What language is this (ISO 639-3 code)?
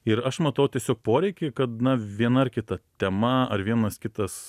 lit